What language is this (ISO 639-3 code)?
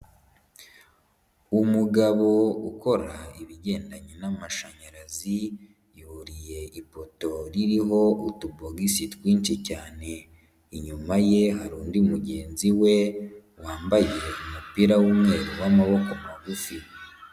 kin